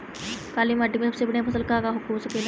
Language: Bhojpuri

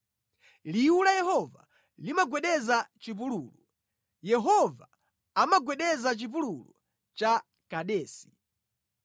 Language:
Nyanja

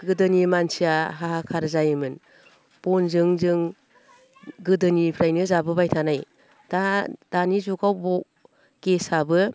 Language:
Bodo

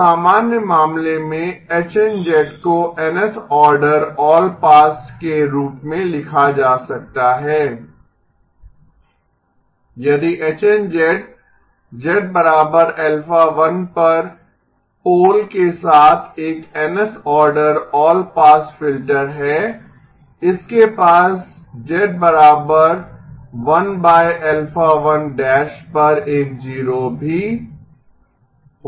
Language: Hindi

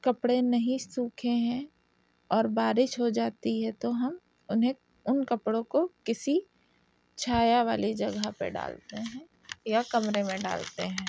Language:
Urdu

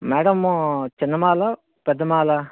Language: Telugu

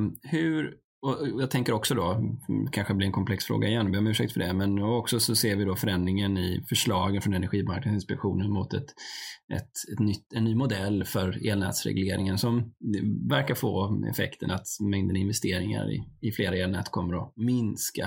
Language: Swedish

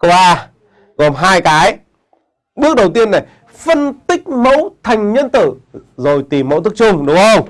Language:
Vietnamese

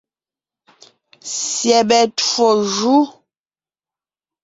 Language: Ngiemboon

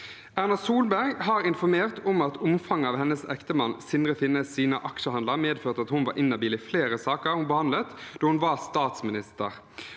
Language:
Norwegian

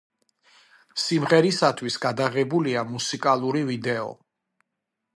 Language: Georgian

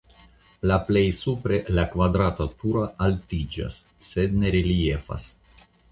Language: Esperanto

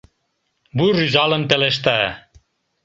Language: Mari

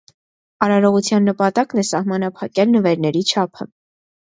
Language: Armenian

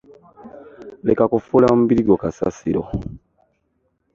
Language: Ganda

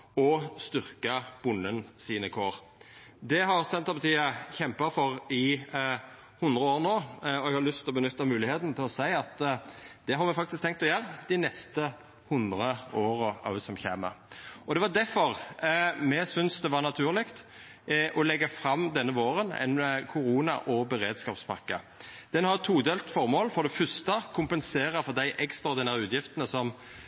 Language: Norwegian Nynorsk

